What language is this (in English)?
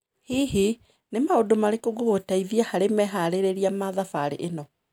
Kikuyu